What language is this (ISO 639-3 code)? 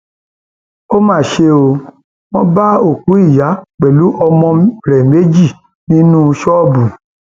yor